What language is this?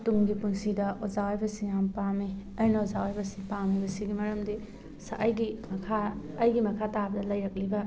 Manipuri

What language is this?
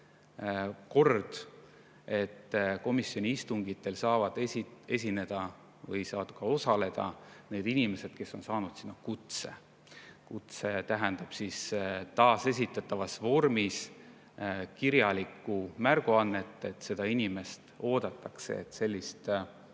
Estonian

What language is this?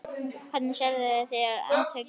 Icelandic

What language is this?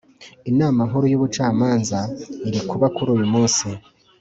Kinyarwanda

